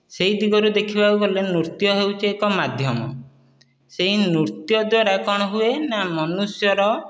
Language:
Odia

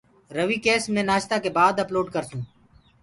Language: Gurgula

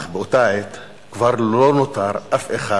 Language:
Hebrew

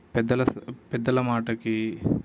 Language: Telugu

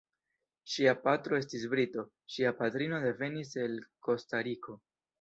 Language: Esperanto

